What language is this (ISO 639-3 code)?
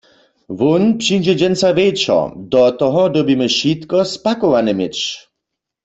hsb